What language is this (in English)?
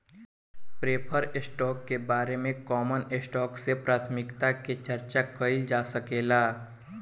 Bhojpuri